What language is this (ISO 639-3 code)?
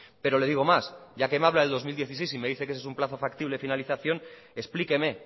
spa